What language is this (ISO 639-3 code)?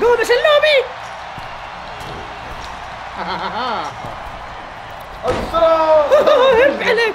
ara